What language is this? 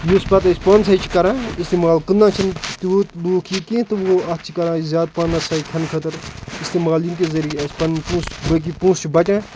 Kashmiri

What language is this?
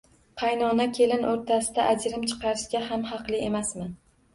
Uzbek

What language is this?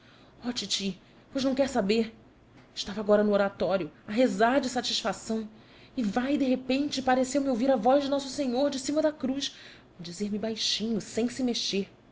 Portuguese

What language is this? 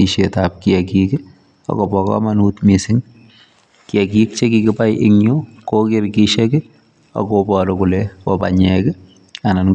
Kalenjin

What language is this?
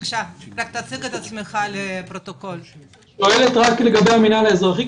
Hebrew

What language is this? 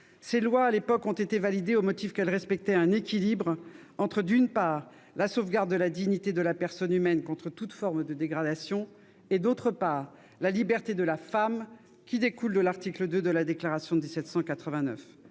French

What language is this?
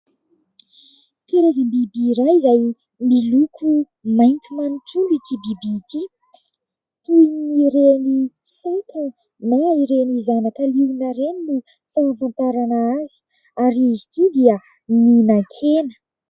Malagasy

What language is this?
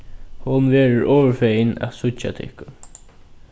Faroese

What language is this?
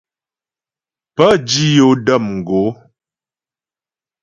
Ghomala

